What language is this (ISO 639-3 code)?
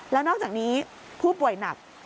tha